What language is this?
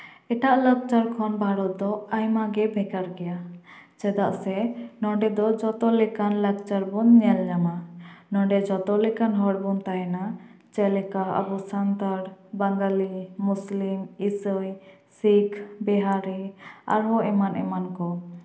Santali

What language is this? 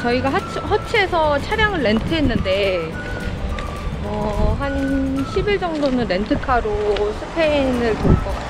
Korean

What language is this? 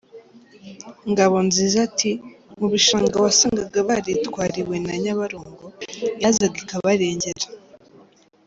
Kinyarwanda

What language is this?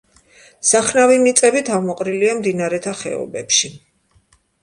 Georgian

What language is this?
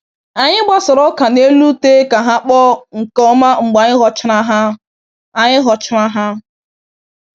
Igbo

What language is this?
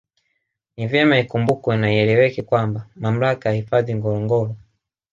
Swahili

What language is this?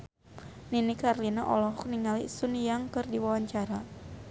Sundanese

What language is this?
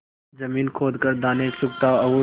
Hindi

